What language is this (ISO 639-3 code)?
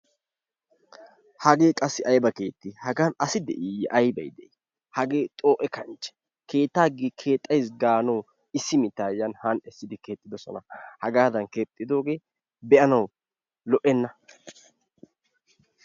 wal